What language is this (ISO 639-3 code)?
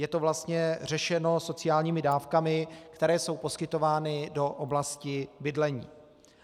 ces